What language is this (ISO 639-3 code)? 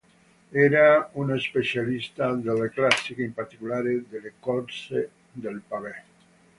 ita